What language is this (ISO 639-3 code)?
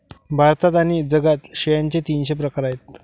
mar